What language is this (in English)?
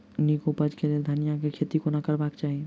Maithili